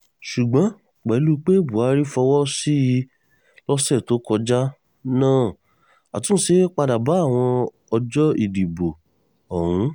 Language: Yoruba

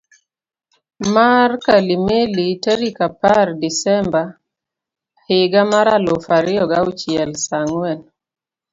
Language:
Luo (Kenya and Tanzania)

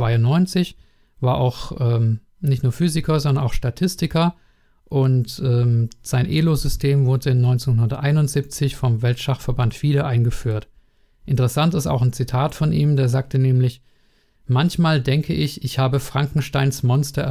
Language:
German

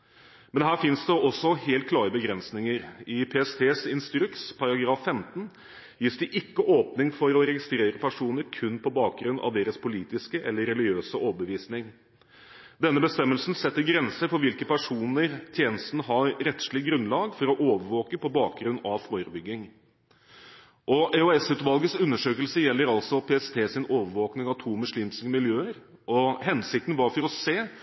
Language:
Norwegian Bokmål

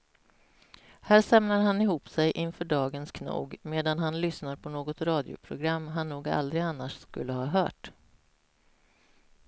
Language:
Swedish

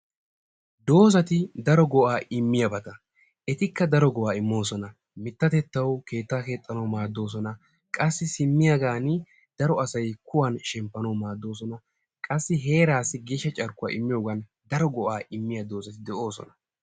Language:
Wolaytta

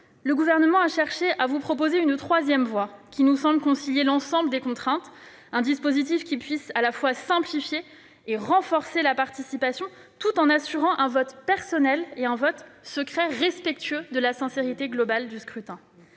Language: French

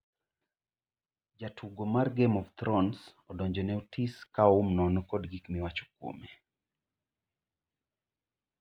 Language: Luo (Kenya and Tanzania)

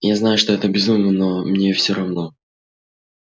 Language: Russian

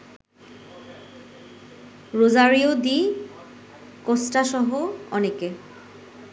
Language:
Bangla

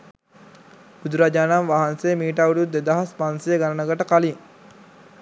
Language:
Sinhala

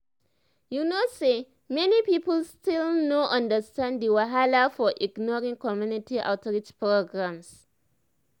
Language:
Nigerian Pidgin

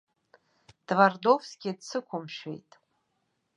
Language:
Abkhazian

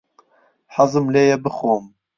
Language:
Central Kurdish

